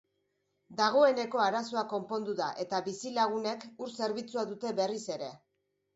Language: Basque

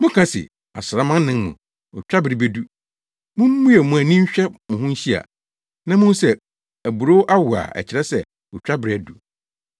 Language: Akan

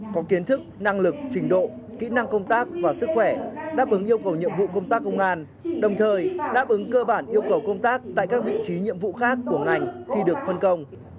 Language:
Vietnamese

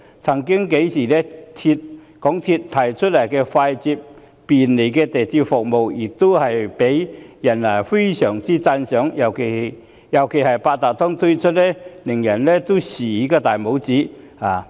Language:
Cantonese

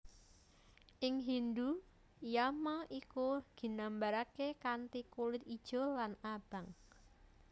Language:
Javanese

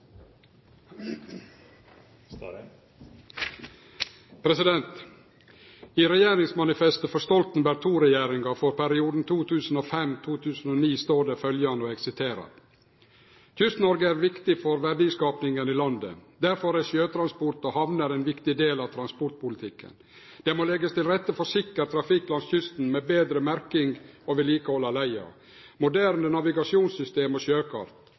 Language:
Norwegian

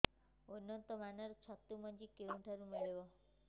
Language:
Odia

